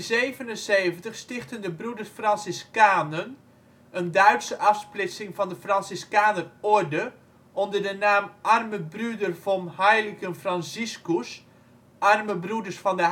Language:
Dutch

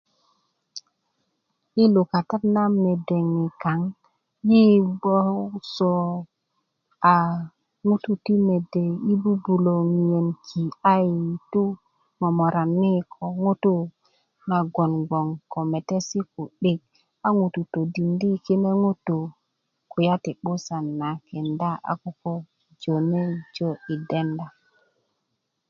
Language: Kuku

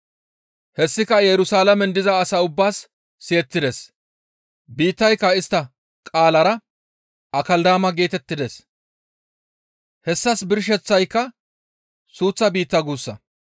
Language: Gamo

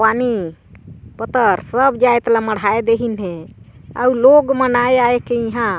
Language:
Chhattisgarhi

